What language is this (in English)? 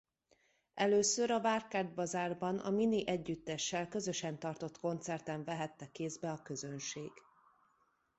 Hungarian